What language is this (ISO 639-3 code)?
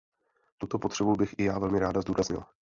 ces